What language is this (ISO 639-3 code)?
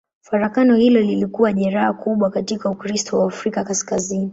swa